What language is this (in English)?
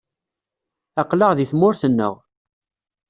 Kabyle